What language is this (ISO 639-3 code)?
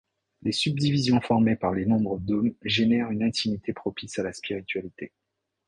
fra